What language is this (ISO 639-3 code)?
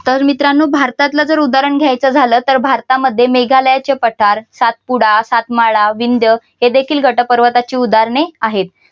mar